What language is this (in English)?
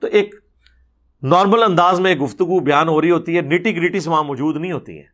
Urdu